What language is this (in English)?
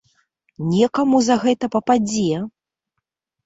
Belarusian